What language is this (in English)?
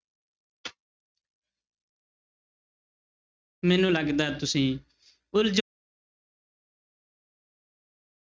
Punjabi